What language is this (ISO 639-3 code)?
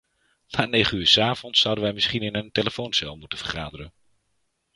nld